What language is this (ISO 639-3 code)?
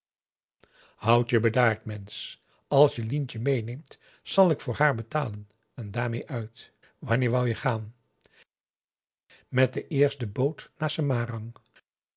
nld